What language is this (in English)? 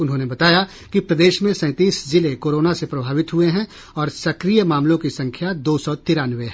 Hindi